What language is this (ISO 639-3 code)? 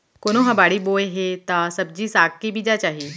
hne